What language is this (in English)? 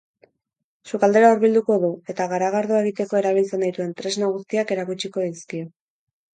Basque